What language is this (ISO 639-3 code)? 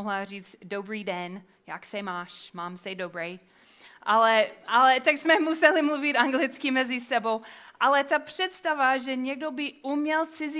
ces